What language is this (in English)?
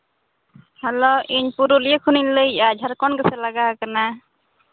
Santali